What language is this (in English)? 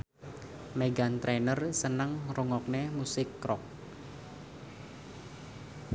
Javanese